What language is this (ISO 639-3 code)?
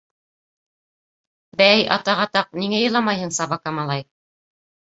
bak